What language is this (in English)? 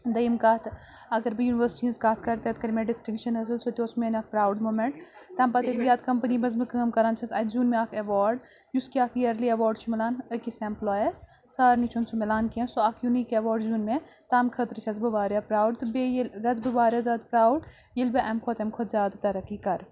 Kashmiri